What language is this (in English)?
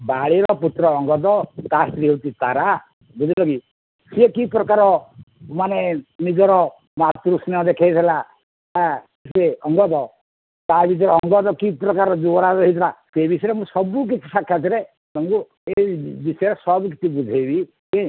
Odia